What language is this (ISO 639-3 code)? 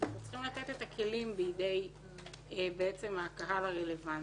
heb